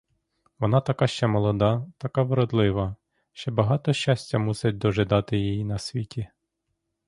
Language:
Ukrainian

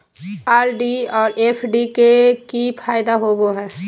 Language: Magahi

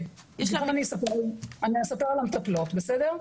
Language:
Hebrew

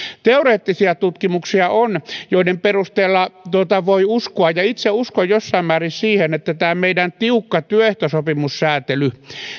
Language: Finnish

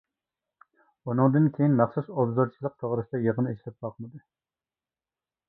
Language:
Uyghur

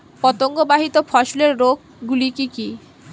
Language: Bangla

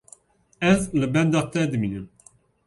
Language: Kurdish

